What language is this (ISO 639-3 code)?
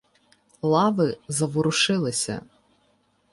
ukr